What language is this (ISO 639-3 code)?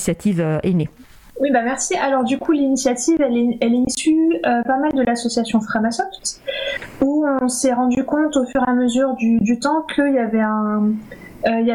fra